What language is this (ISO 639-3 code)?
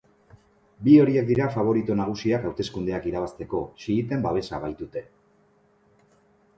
eus